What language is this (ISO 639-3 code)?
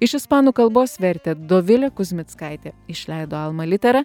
lit